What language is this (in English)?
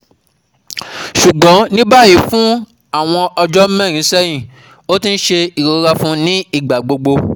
Yoruba